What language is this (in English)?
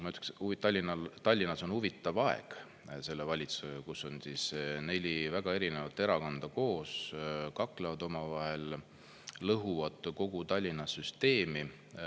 Estonian